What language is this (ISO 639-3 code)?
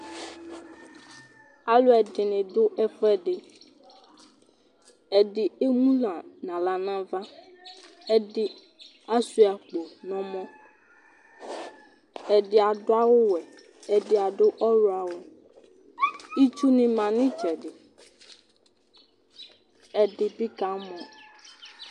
kpo